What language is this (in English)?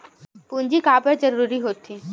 Chhattisgarhi